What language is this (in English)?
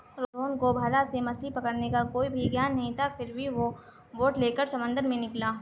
Hindi